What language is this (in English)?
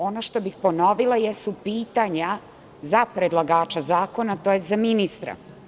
Serbian